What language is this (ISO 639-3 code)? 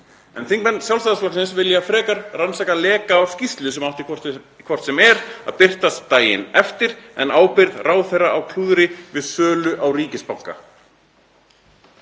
isl